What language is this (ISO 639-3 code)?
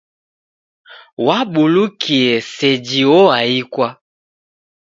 dav